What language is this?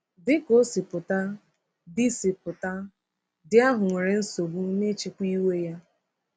Igbo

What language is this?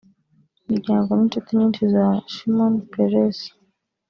Kinyarwanda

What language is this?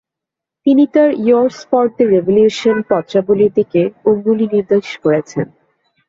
Bangla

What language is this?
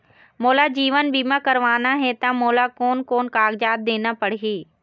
Chhattisgarhi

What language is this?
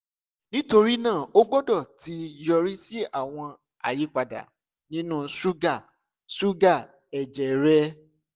Yoruba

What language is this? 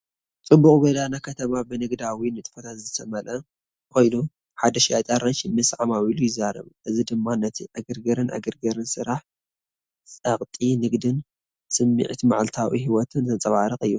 Tigrinya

